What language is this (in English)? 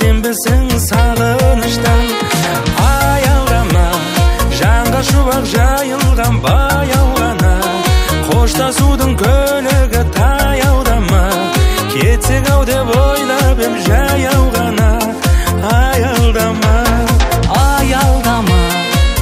Turkish